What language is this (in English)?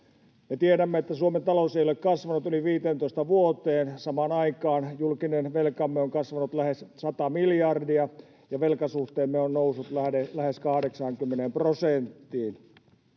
Finnish